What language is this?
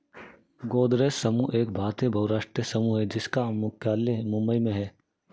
Hindi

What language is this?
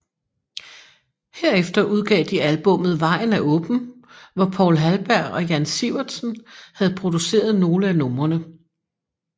Danish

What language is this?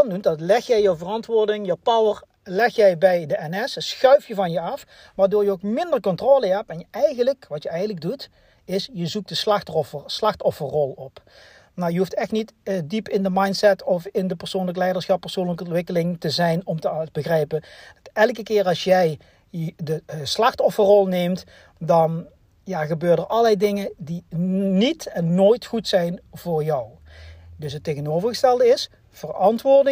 Dutch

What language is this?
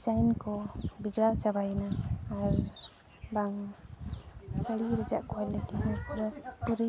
Santali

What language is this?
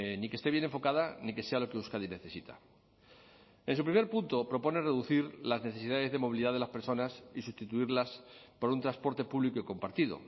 Spanish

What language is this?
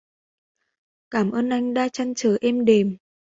Vietnamese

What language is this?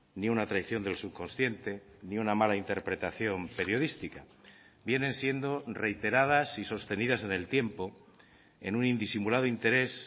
Spanish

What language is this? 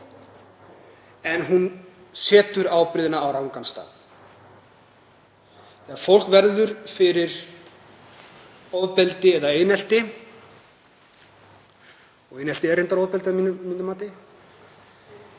Icelandic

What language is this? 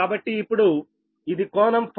Telugu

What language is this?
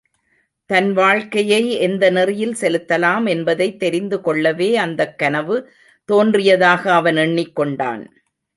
Tamil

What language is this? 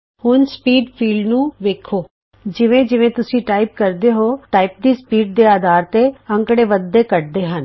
Punjabi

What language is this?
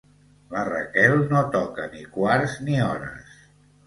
Catalan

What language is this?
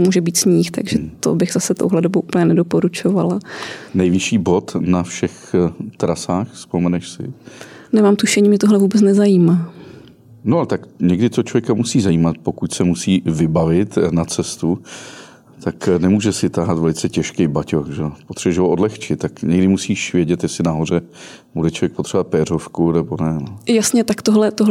Czech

